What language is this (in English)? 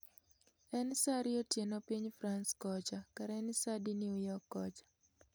Luo (Kenya and Tanzania)